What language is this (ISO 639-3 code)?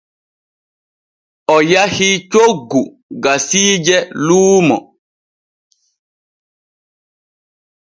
fue